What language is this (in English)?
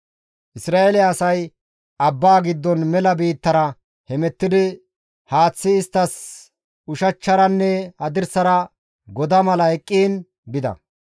Gamo